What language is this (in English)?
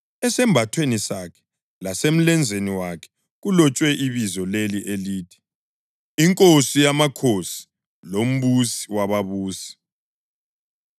North Ndebele